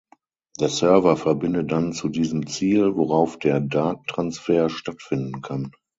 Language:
German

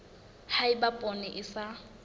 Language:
Southern Sotho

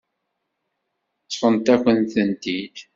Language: Kabyle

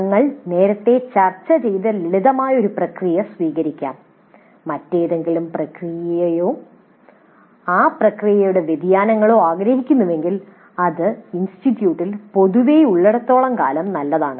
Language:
Malayalam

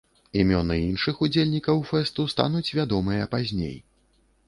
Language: Belarusian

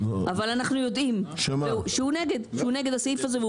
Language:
Hebrew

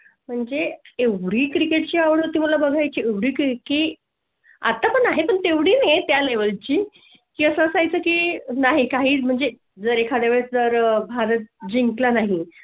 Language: Marathi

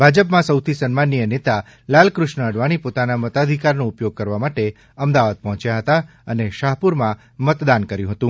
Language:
Gujarati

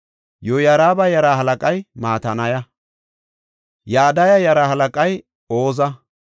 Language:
Gofa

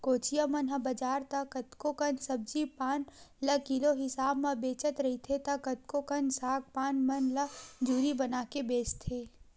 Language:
Chhattisgarhi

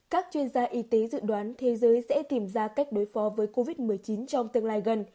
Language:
Vietnamese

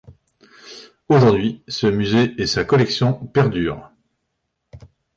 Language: French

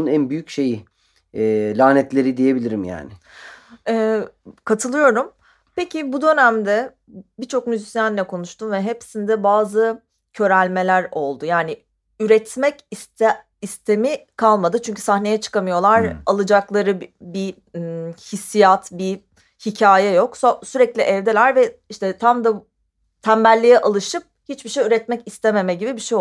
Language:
Turkish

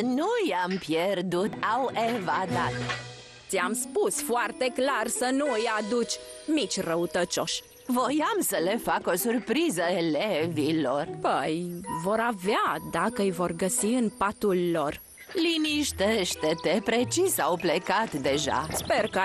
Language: Romanian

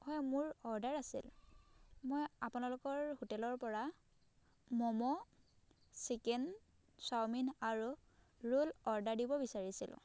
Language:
Assamese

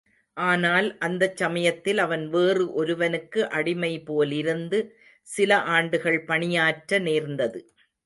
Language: Tamil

